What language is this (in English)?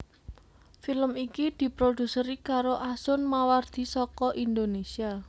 Javanese